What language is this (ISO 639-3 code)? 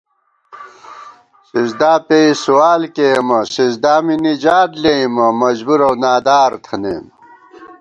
gwt